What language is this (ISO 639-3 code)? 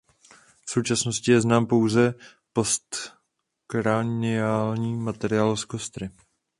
ces